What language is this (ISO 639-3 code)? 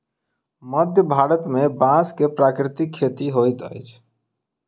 mai